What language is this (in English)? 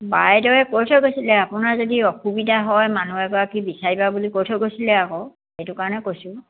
Assamese